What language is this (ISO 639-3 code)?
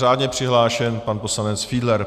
ces